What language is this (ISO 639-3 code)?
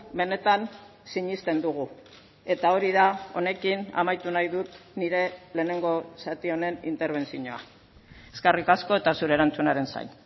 eus